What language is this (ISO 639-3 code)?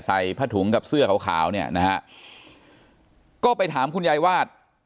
tha